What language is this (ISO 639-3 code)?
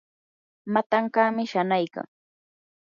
qur